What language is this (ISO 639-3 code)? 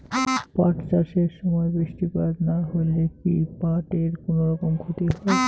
ben